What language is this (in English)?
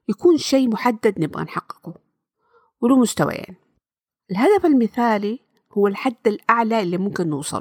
Arabic